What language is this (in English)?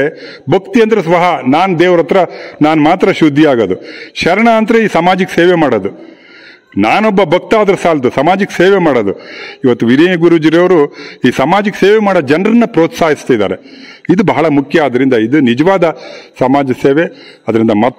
Romanian